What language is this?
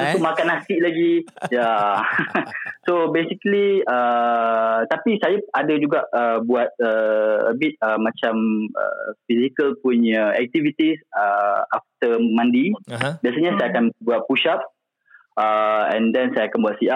Malay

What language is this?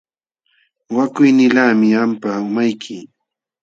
Jauja Wanca Quechua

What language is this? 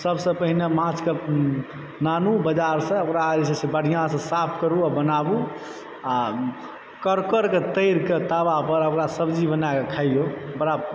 Maithili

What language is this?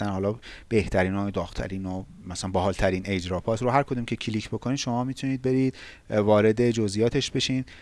Persian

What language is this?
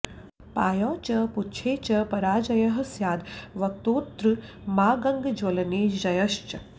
Sanskrit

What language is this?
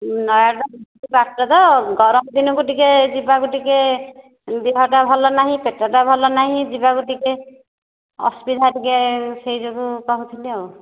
Odia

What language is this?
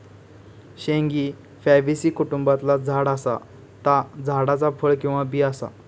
Marathi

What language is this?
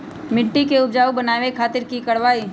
Magahi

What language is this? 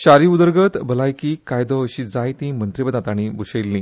Konkani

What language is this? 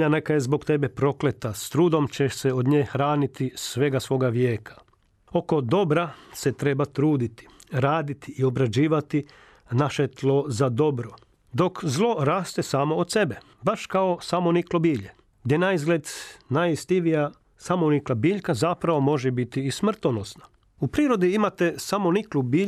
Croatian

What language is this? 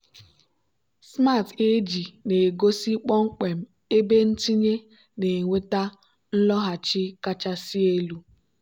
Igbo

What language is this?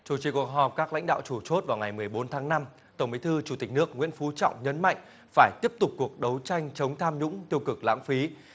Vietnamese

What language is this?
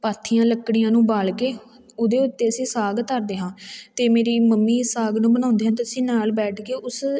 Punjabi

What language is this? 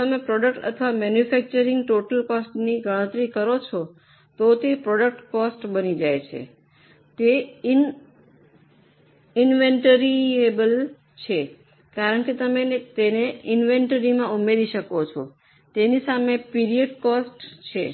Gujarati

